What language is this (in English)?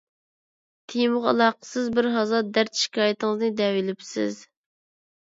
Uyghur